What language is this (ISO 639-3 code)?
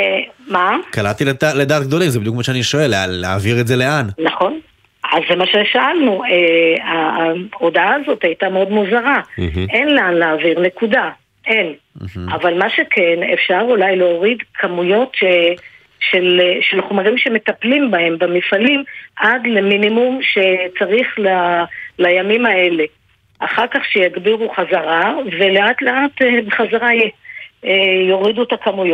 heb